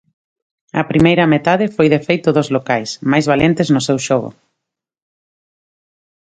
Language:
Galician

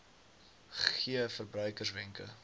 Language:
Afrikaans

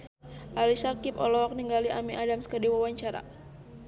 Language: Sundanese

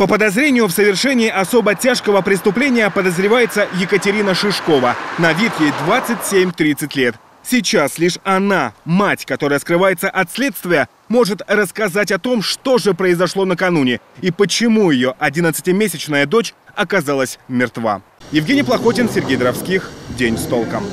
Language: Russian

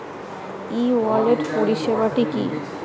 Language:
Bangla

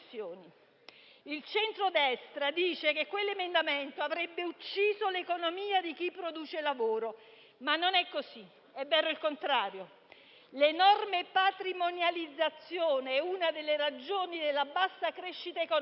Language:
Italian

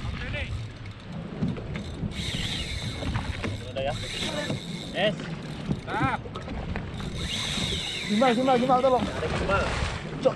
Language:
Indonesian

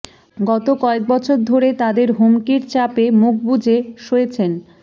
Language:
Bangla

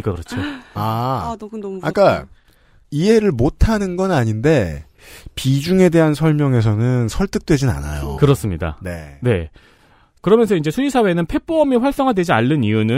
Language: Korean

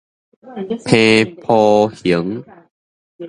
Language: Min Nan Chinese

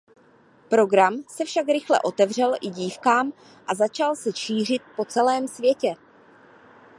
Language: Czech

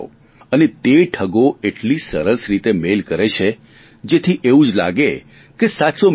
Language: Gujarati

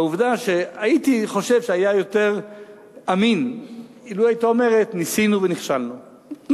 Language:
Hebrew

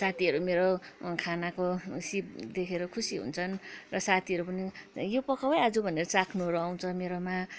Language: Nepali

